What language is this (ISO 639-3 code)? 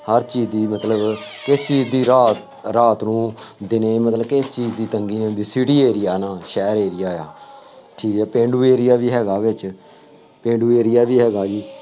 pan